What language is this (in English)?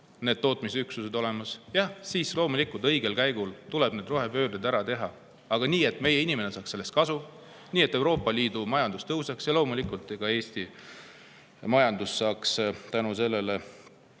Estonian